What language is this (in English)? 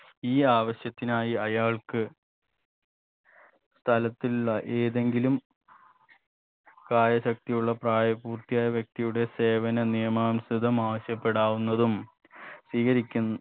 Malayalam